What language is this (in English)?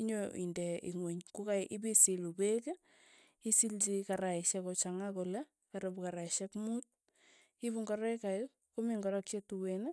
Tugen